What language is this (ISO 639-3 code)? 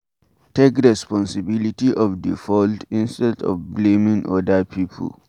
pcm